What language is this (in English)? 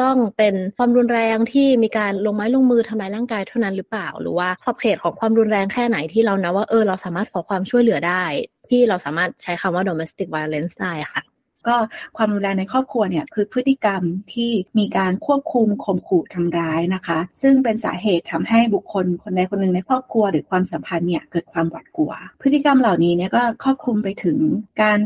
Thai